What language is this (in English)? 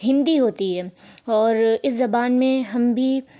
Urdu